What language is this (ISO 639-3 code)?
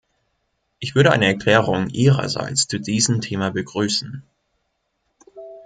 deu